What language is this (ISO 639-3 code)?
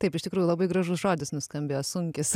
lit